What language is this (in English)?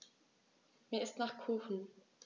German